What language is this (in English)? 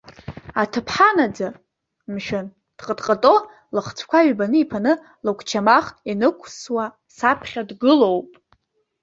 Abkhazian